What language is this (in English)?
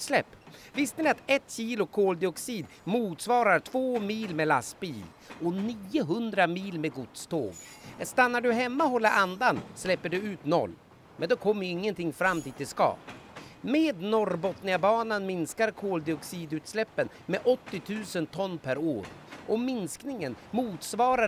Swedish